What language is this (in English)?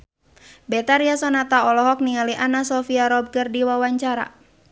Sundanese